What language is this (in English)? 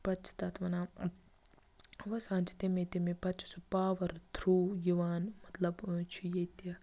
Kashmiri